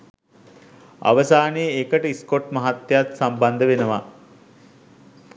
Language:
Sinhala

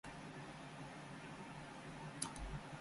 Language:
Japanese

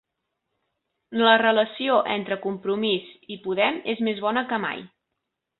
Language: Catalan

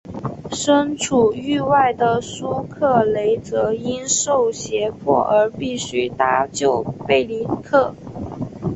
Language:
Chinese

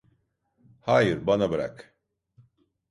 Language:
Turkish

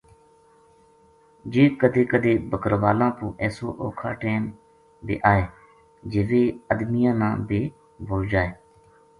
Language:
Gujari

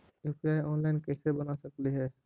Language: Magahi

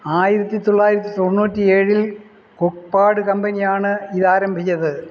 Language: Malayalam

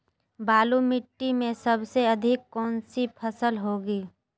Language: Magahi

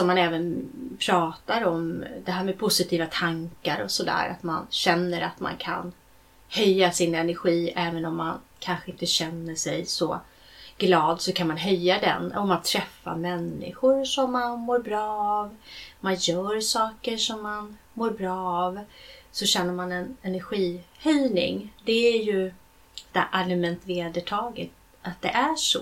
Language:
Swedish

